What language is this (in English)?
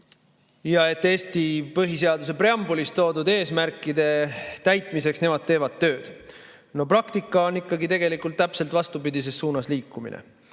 Estonian